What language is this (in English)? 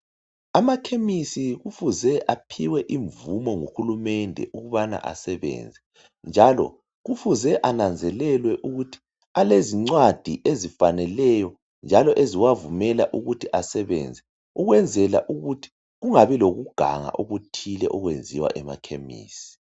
North Ndebele